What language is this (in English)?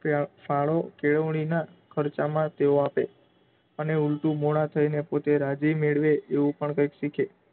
Gujarati